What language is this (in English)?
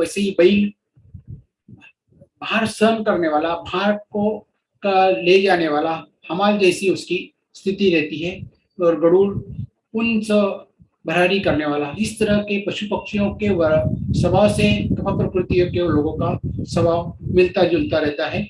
Hindi